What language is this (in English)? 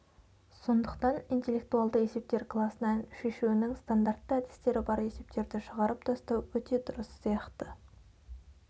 Kazakh